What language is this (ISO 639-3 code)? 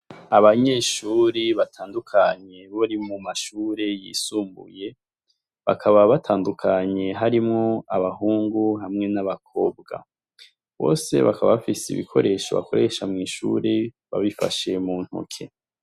run